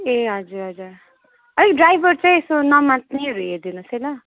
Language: Nepali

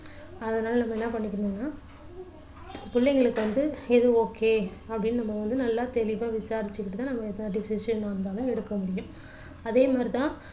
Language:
Tamil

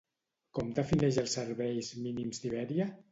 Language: Catalan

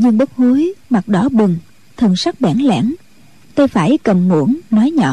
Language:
Vietnamese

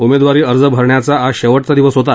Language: Marathi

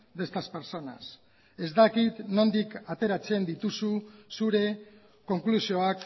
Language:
Basque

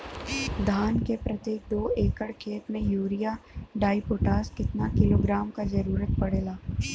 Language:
Bhojpuri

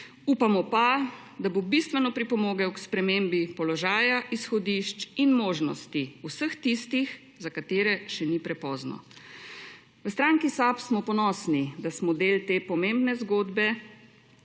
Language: Slovenian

